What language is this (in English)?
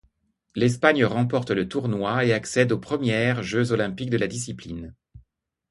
French